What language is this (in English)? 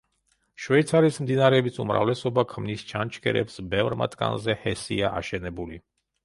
Georgian